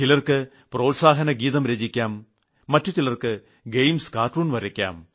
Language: Malayalam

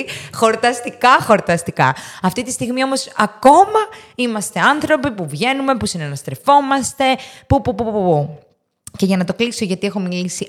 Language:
Greek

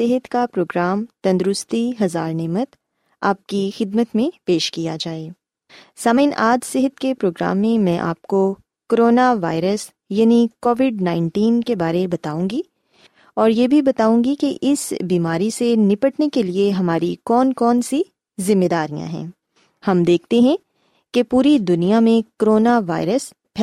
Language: Urdu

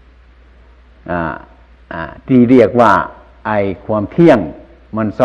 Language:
Thai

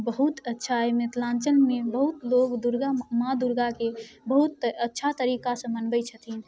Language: Maithili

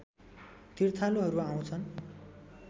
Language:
Nepali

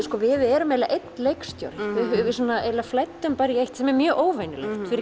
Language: Icelandic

